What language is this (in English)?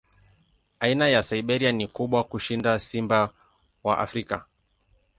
Swahili